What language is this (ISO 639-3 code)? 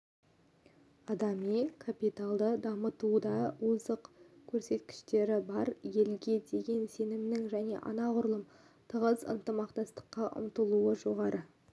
kaz